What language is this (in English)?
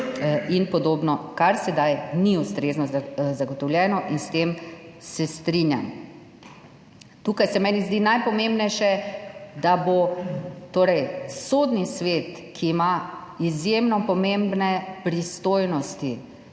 Slovenian